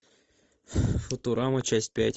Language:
Russian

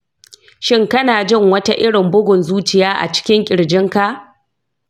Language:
Hausa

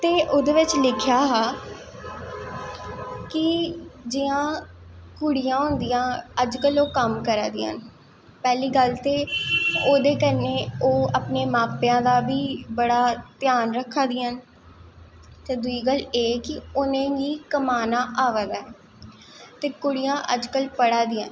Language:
Dogri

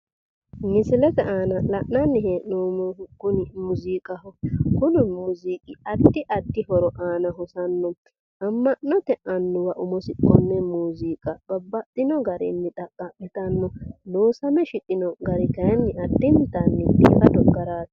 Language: Sidamo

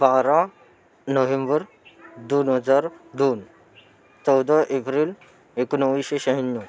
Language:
Marathi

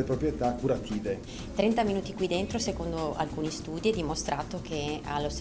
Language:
Italian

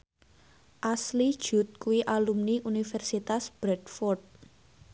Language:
Javanese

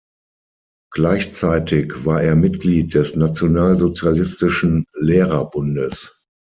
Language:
German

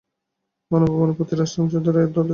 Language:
Bangla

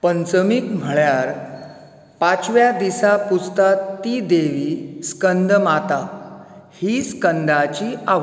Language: Konkani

